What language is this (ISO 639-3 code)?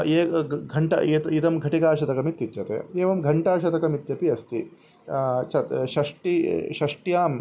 san